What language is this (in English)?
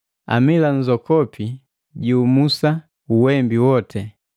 Matengo